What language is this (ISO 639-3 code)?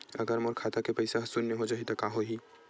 hne